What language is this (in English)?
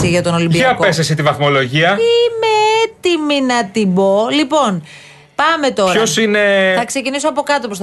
Greek